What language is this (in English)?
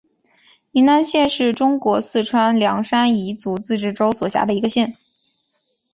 Chinese